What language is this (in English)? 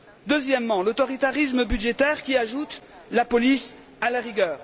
French